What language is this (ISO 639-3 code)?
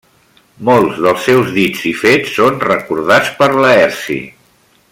cat